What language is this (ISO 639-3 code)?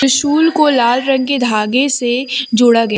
hin